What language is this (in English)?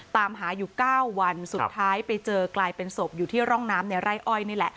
Thai